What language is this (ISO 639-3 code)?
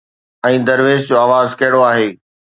snd